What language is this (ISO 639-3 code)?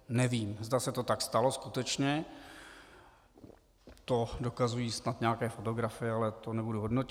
ces